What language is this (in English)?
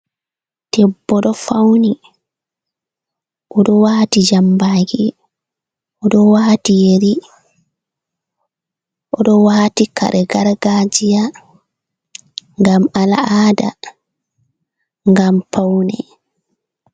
Fula